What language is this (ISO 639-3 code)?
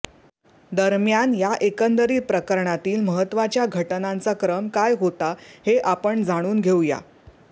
mar